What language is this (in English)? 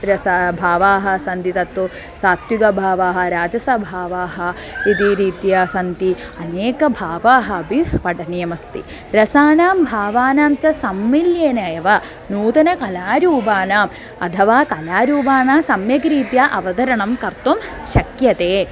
Sanskrit